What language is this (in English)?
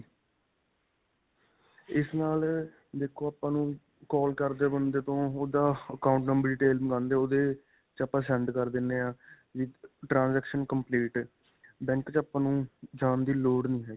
Punjabi